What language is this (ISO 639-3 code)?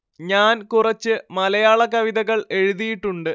mal